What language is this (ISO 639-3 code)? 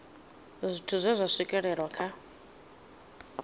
ven